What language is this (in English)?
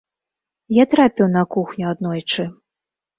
Belarusian